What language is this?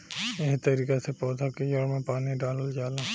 Bhojpuri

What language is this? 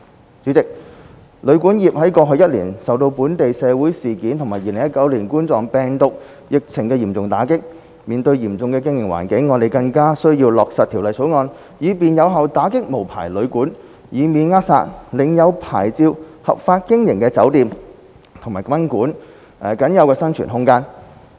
Cantonese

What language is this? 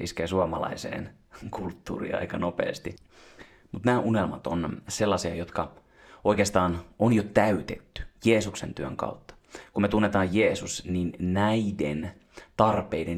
Finnish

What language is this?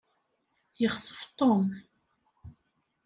Kabyle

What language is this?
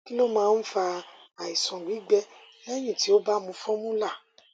Yoruba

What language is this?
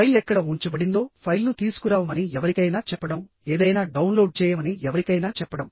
Telugu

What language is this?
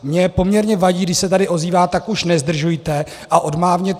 Czech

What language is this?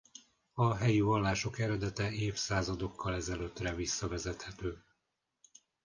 Hungarian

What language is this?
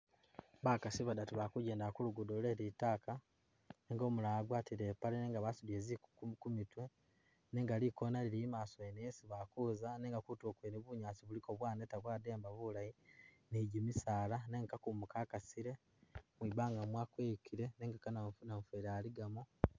Masaaba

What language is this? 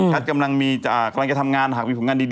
Thai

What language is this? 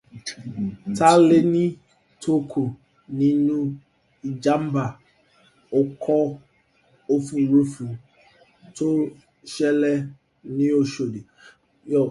Yoruba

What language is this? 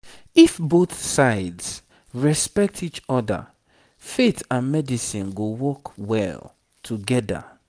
Nigerian Pidgin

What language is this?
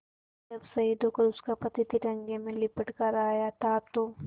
Hindi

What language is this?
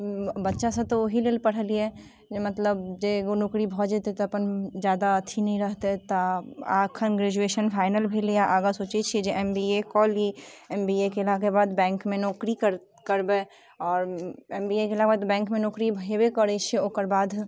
Maithili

